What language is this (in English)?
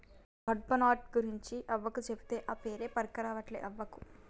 Telugu